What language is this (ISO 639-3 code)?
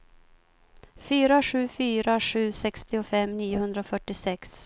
swe